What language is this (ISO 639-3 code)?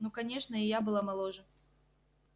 rus